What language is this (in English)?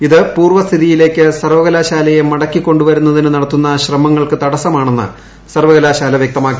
Malayalam